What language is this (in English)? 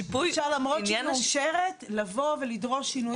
Hebrew